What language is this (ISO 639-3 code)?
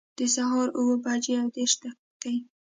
pus